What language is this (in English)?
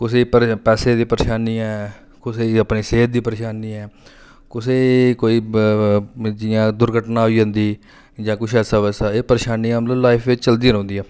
Dogri